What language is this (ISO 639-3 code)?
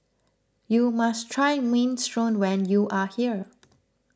eng